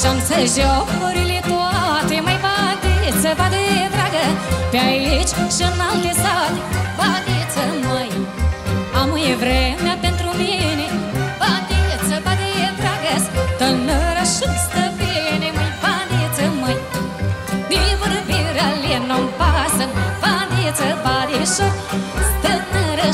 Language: Romanian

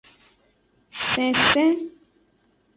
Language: Aja (Benin)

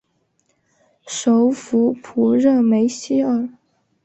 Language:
Chinese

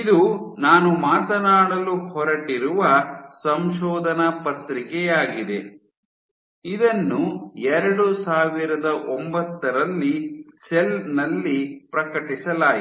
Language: Kannada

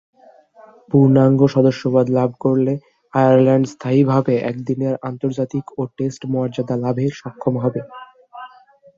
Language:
Bangla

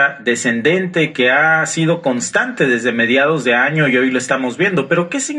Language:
Spanish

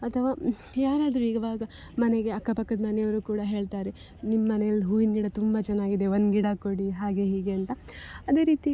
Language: Kannada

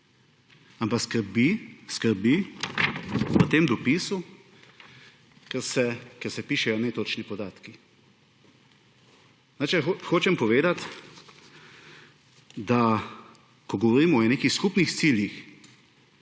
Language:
Slovenian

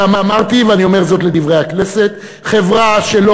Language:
Hebrew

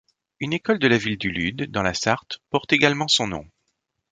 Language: French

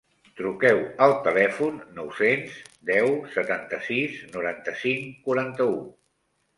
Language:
Catalan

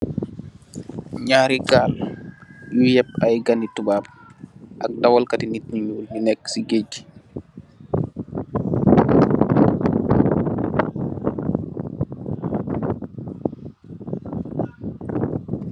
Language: Wolof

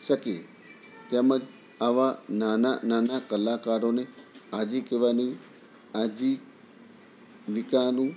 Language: Gujarati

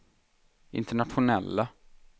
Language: Swedish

